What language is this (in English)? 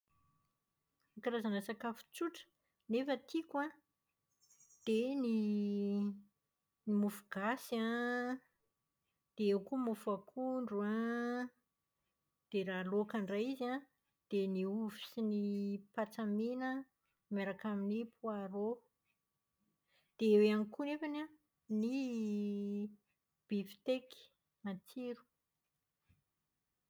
Malagasy